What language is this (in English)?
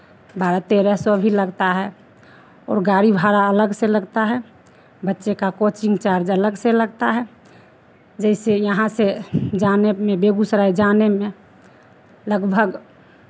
Hindi